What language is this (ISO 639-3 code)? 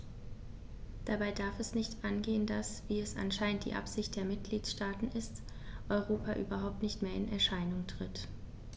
deu